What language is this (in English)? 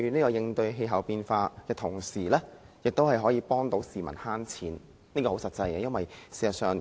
Cantonese